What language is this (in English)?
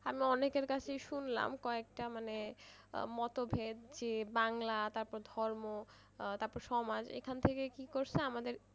Bangla